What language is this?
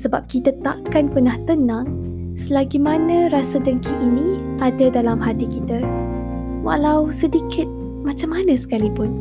Malay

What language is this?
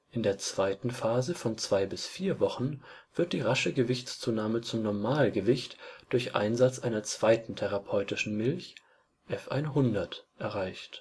German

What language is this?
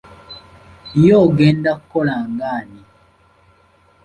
Ganda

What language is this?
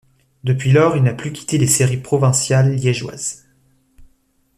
French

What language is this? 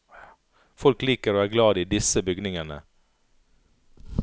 Norwegian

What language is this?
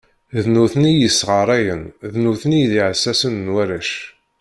Kabyle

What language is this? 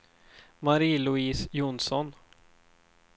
Swedish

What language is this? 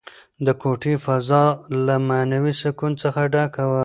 Pashto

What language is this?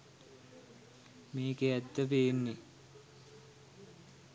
Sinhala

